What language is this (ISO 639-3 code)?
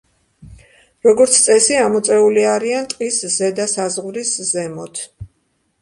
kat